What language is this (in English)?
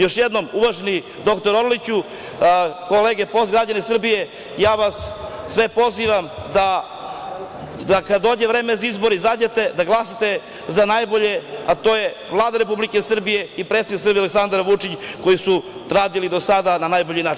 Serbian